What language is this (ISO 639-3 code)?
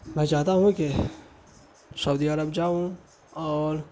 urd